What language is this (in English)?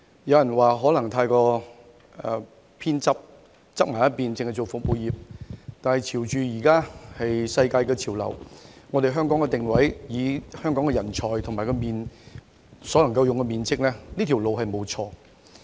Cantonese